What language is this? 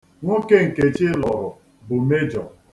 Igbo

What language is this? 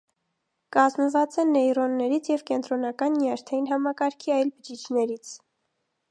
Armenian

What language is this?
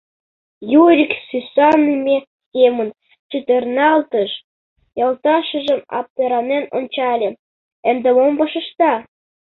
Mari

